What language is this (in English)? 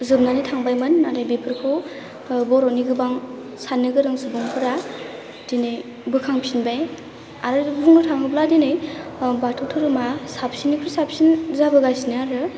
Bodo